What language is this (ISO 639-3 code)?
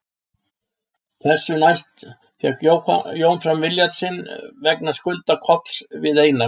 isl